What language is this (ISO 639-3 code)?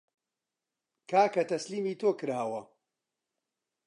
ckb